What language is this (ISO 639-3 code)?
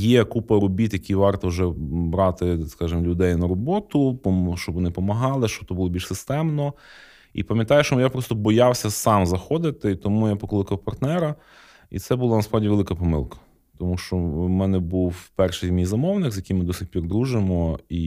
ukr